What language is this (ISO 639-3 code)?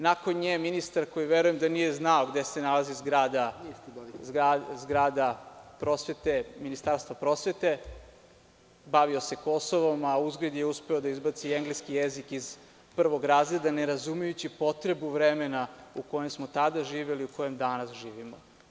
srp